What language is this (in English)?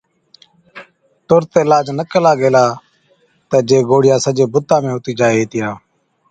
Od